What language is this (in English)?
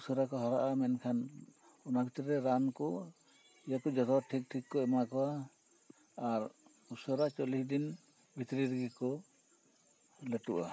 Santali